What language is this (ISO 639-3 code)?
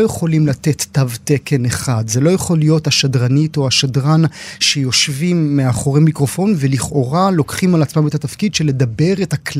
heb